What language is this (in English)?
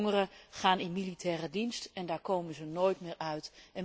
Dutch